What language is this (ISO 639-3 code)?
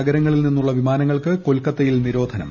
mal